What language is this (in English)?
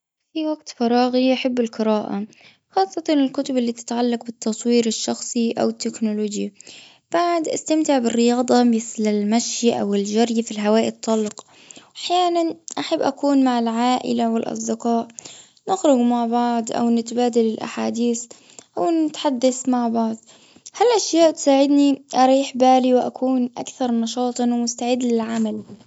Gulf Arabic